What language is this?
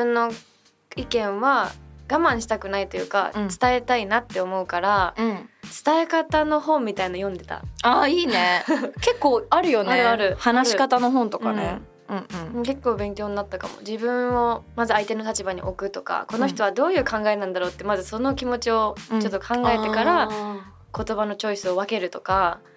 Japanese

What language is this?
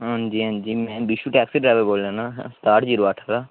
Dogri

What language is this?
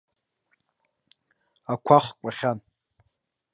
Abkhazian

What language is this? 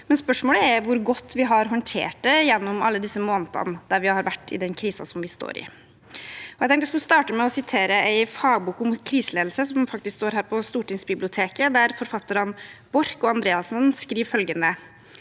Norwegian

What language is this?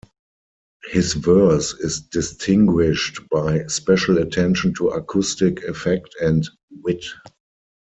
English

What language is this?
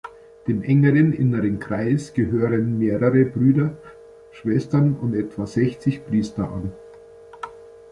German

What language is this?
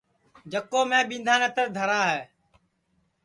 Sansi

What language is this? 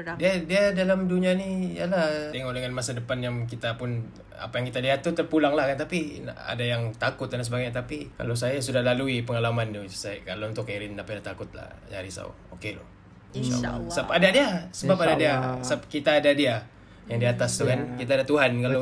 Malay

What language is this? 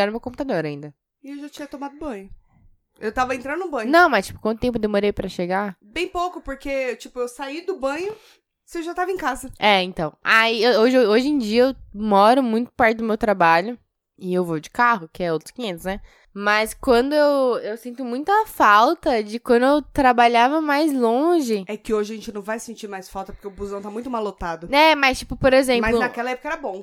Portuguese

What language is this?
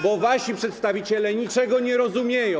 Polish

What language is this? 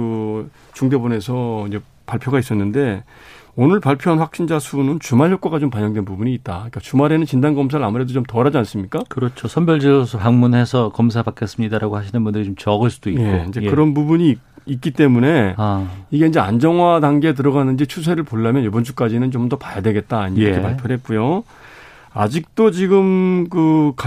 Korean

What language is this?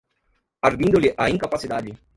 Portuguese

